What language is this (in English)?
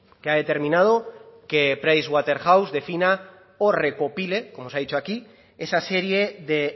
Spanish